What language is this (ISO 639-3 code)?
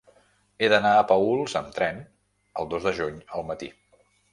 cat